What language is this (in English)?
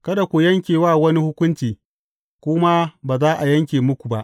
Hausa